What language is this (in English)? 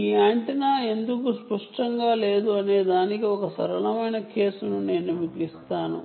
Telugu